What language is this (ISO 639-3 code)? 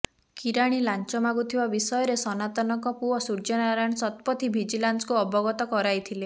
ori